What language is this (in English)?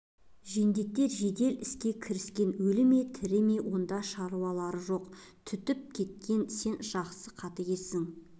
Kazakh